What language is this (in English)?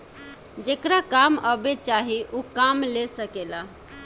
Bhojpuri